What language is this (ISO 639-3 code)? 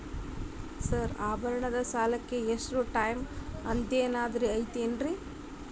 kan